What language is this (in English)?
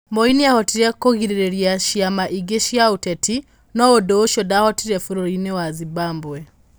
Kikuyu